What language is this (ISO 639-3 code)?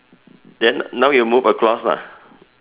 eng